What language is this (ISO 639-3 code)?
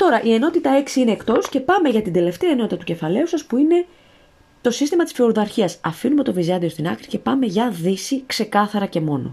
ell